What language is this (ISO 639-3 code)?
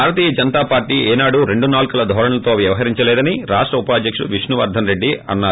tel